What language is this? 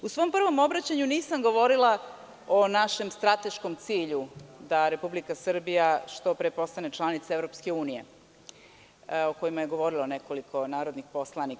Serbian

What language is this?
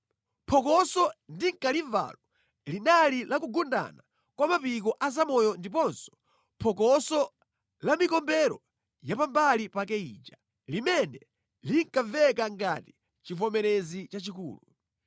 Nyanja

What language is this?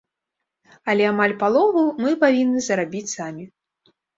Belarusian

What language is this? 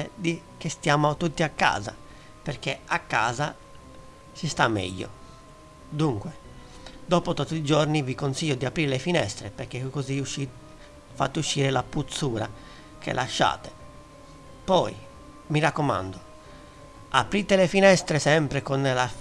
Italian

